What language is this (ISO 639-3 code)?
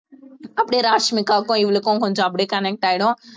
tam